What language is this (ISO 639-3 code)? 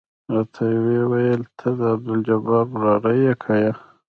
pus